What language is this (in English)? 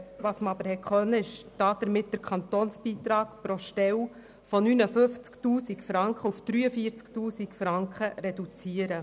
Swiss German